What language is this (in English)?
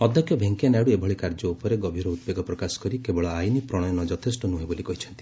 Odia